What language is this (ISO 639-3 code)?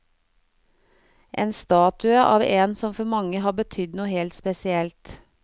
nor